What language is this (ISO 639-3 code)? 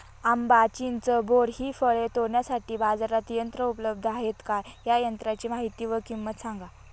mar